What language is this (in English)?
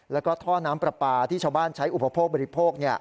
Thai